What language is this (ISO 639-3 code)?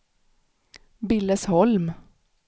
swe